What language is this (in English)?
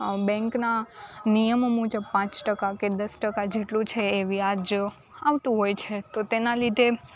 Gujarati